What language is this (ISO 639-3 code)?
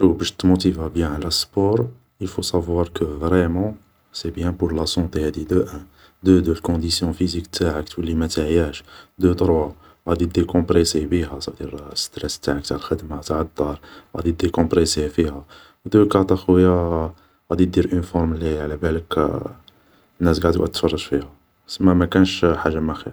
arq